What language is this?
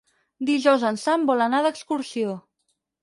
Catalan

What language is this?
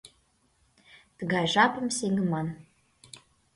Mari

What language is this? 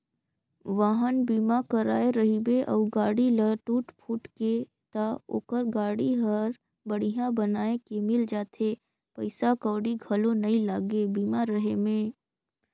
Chhattisgarhi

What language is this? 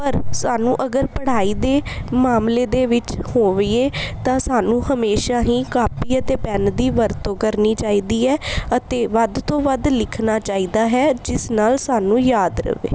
Punjabi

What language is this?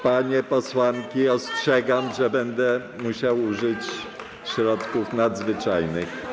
Polish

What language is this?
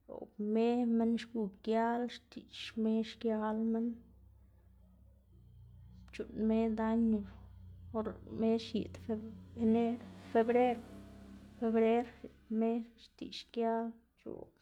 Xanaguía Zapotec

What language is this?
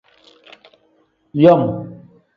Tem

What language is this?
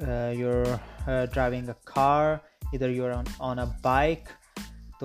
Urdu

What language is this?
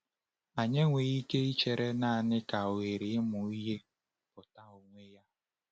Igbo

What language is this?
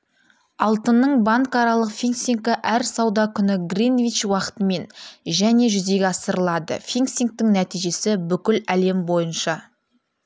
Kazakh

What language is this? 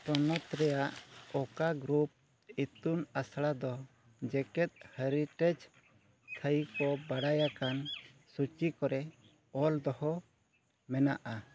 Santali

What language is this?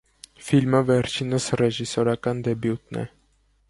Armenian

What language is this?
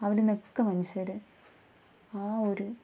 Malayalam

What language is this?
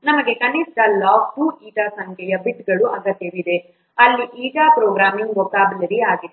Kannada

